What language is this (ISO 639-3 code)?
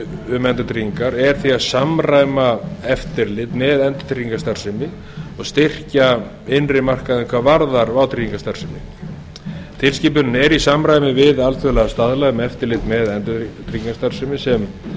isl